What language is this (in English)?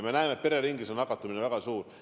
Estonian